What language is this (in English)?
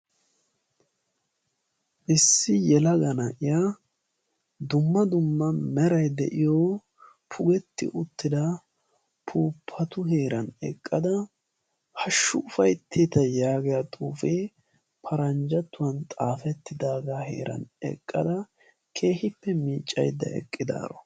Wolaytta